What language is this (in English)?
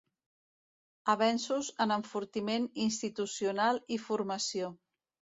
Catalan